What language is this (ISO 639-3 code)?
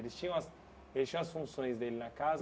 por